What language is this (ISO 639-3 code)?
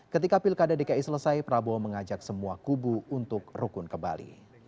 ind